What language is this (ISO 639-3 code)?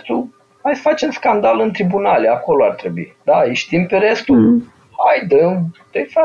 ron